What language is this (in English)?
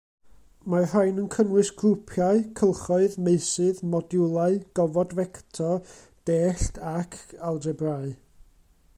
Welsh